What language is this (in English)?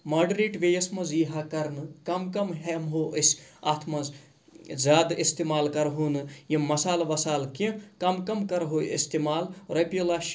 Kashmiri